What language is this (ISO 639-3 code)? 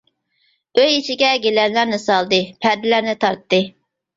uig